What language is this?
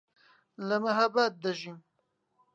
Central Kurdish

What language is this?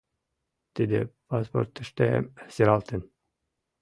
Mari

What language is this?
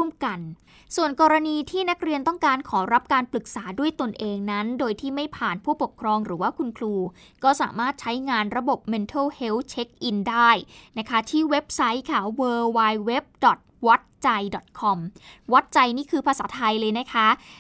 Thai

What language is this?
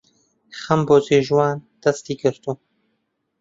Central Kurdish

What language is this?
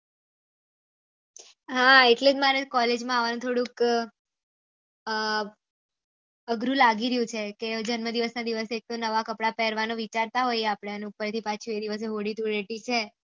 Gujarati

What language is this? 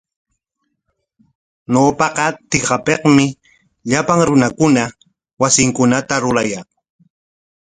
Corongo Ancash Quechua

